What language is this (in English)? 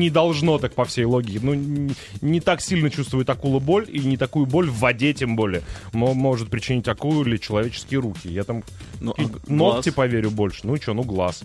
Russian